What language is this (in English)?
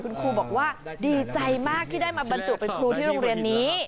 Thai